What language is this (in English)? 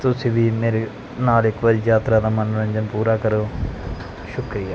Punjabi